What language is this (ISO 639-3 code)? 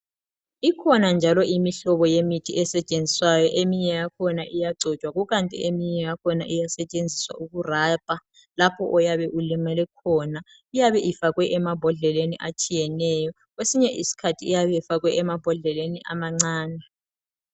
nde